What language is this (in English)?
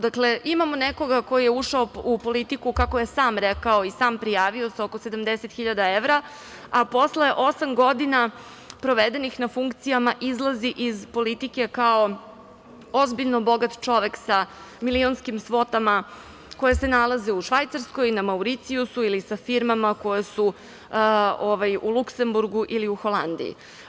Serbian